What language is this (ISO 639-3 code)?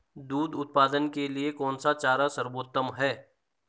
hin